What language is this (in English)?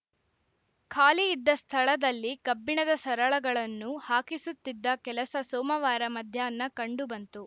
Kannada